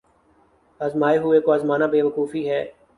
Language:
Urdu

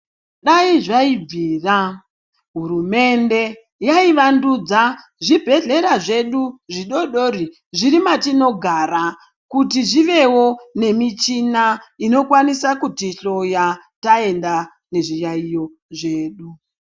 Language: Ndau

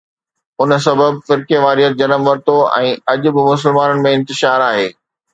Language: Sindhi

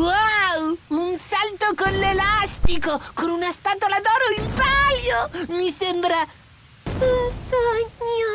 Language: Italian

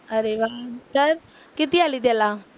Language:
Marathi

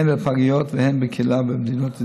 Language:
Hebrew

